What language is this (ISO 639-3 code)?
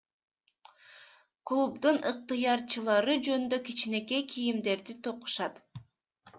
kir